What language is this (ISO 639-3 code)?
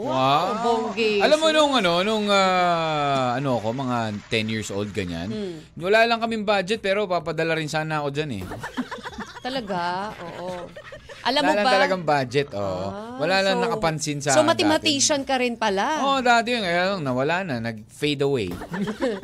fil